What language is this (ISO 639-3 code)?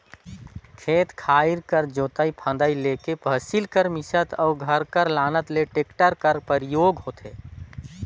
hne